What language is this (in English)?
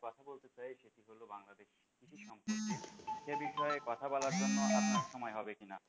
Bangla